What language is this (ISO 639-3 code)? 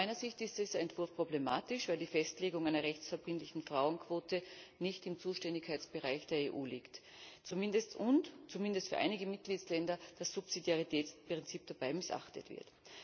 deu